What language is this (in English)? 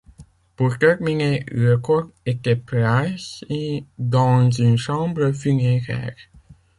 French